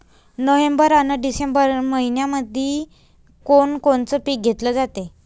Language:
Marathi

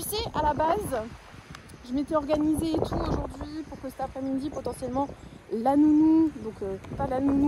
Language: French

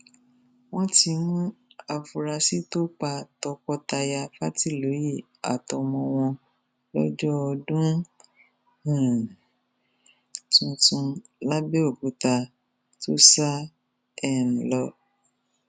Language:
Yoruba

